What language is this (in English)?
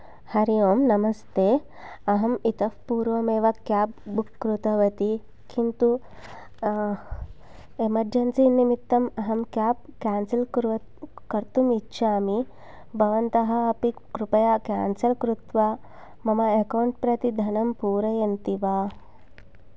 Sanskrit